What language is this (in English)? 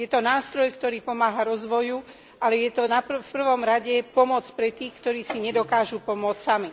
Slovak